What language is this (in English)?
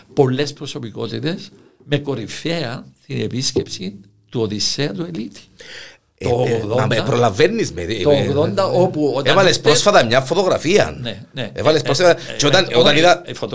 Greek